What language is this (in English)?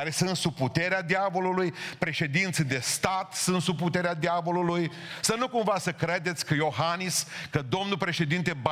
Romanian